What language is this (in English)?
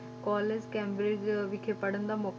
Punjabi